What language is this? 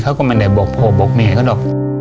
Thai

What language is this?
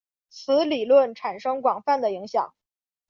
Chinese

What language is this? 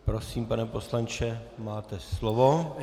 Czech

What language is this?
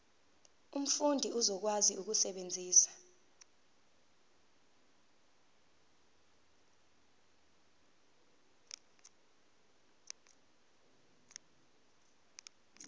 Zulu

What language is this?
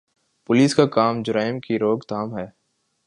Urdu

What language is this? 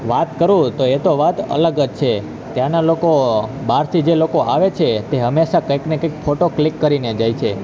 Gujarati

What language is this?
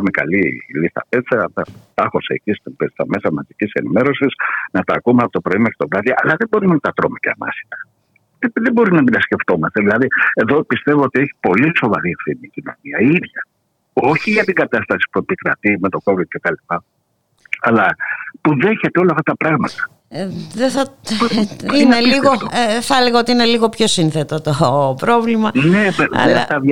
Greek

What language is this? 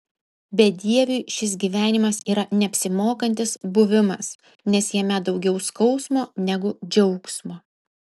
Lithuanian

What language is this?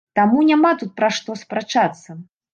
Belarusian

